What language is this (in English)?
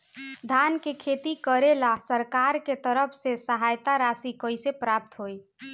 Bhojpuri